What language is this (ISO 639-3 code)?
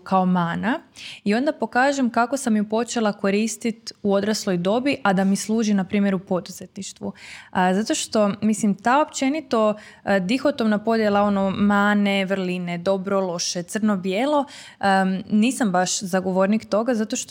hrv